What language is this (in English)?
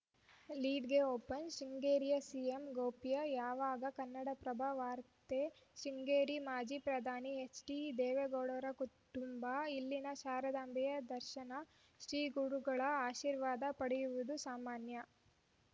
Kannada